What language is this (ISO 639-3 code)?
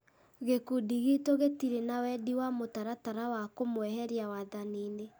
kik